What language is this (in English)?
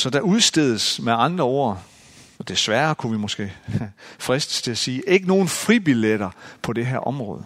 Danish